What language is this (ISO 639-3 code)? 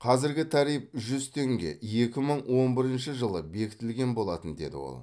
kaz